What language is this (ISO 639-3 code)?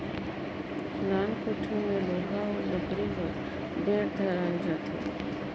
hne